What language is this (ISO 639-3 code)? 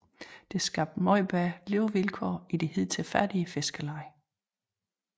dan